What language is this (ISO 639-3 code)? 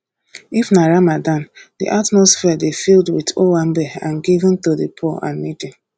pcm